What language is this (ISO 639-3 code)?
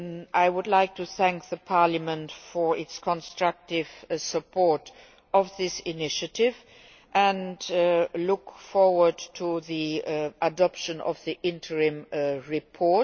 eng